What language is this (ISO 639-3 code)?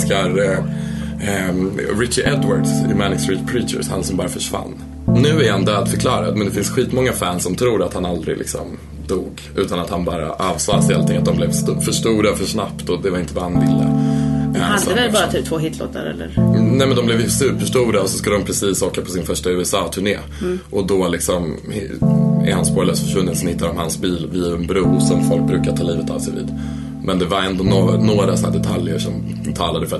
swe